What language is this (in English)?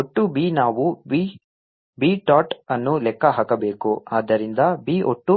Kannada